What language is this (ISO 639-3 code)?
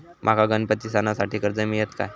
mar